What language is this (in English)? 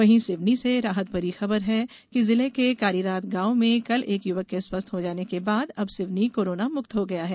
Hindi